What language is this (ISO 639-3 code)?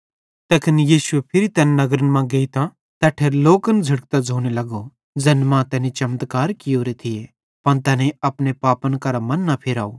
bhd